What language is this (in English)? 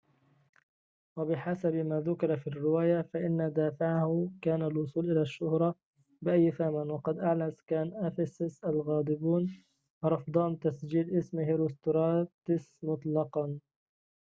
Arabic